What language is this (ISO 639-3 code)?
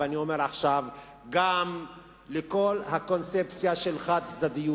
heb